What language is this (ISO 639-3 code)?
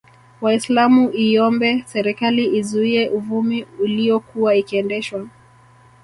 swa